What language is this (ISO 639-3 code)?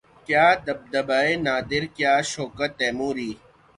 urd